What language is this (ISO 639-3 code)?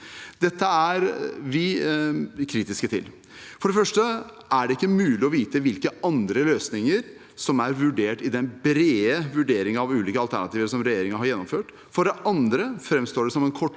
nor